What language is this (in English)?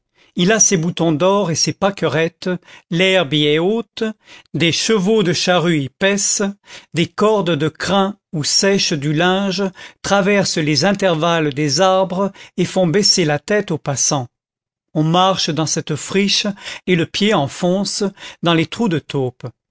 French